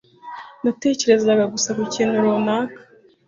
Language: Kinyarwanda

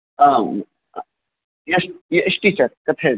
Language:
Sanskrit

